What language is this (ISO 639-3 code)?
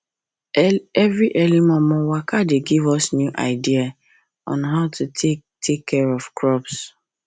pcm